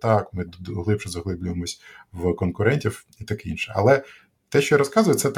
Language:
Ukrainian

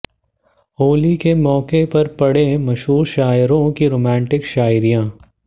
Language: Hindi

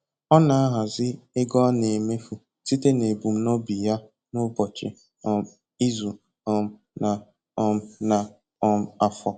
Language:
Igbo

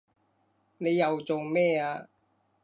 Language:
Cantonese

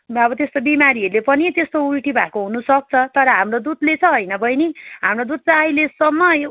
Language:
Nepali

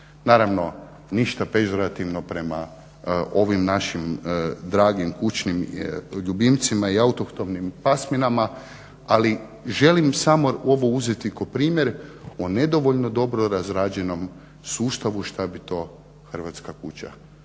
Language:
Croatian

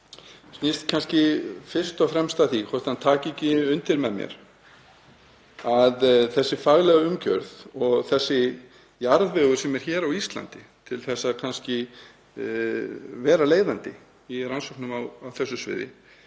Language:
Icelandic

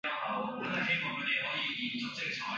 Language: Chinese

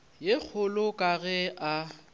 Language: Northern Sotho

